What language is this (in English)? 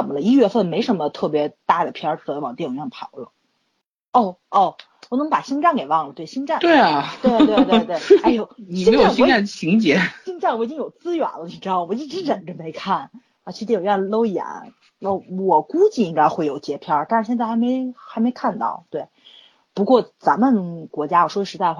Chinese